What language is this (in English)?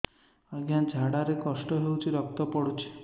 Odia